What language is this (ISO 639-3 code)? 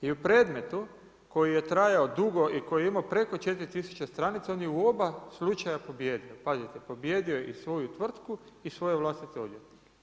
hrv